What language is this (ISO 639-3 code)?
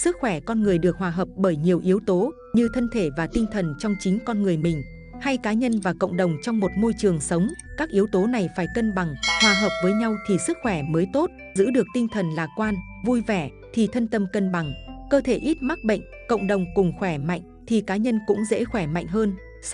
vie